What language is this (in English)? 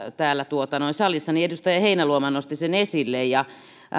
Finnish